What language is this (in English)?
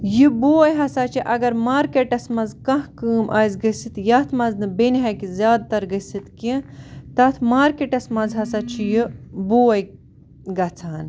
Kashmiri